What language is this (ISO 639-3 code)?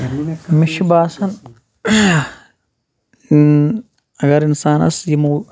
kas